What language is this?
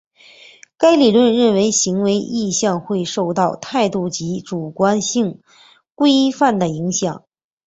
Chinese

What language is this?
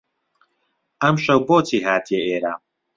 Central Kurdish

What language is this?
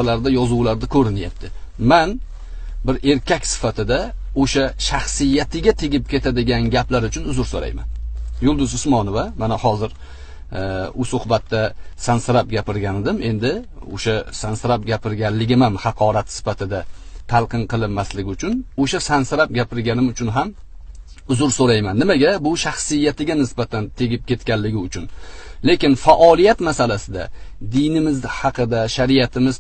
Uzbek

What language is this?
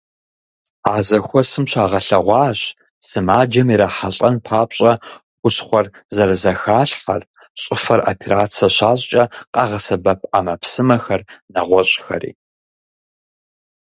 Kabardian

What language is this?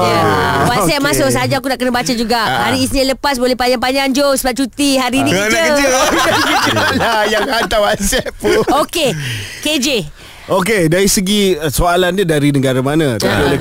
Malay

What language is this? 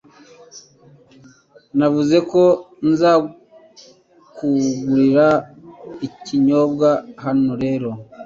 Kinyarwanda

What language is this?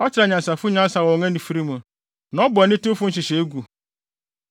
Akan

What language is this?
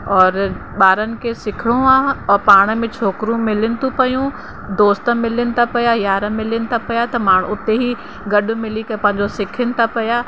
Sindhi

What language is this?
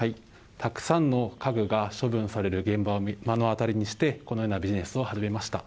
Japanese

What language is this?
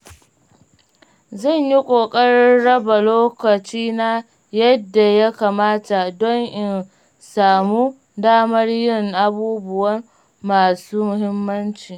Hausa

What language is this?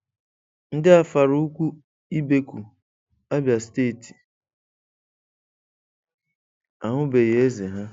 Igbo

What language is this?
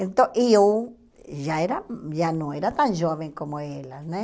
Portuguese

